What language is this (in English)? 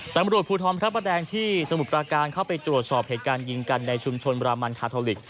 Thai